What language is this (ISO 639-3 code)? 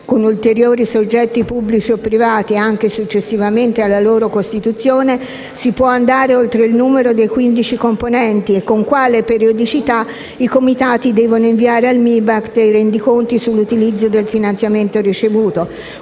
ita